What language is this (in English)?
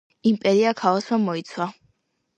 Georgian